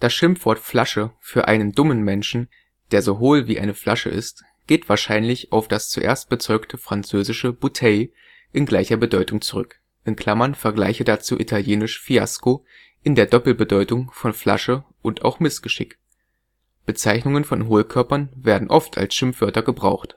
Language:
German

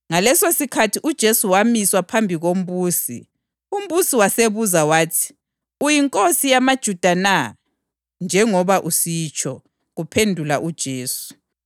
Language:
North Ndebele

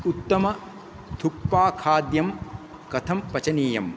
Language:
Sanskrit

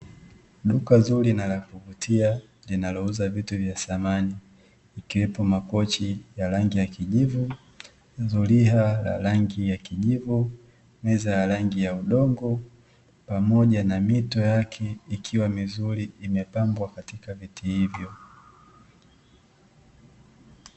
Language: Swahili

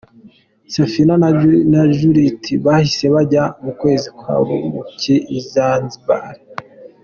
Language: Kinyarwanda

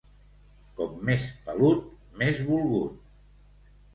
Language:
Catalan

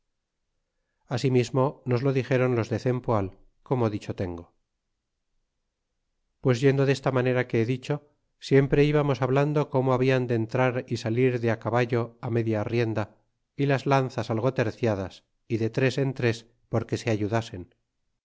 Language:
Spanish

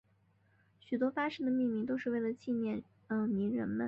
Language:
Chinese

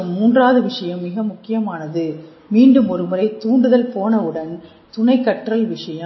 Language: Tamil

